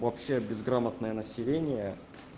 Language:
Russian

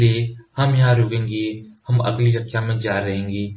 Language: Hindi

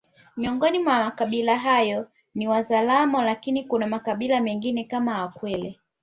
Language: Swahili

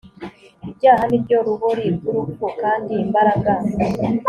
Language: Kinyarwanda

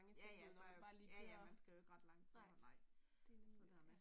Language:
Danish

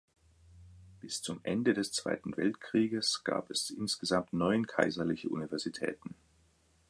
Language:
German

